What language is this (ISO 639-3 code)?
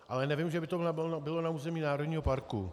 ces